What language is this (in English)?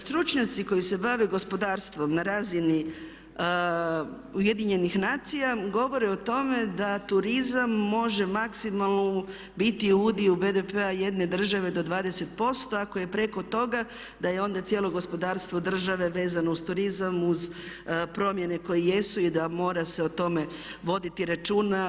Croatian